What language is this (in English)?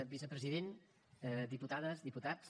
Catalan